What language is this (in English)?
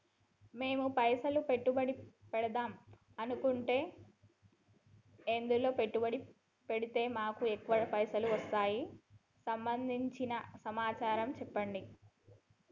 Telugu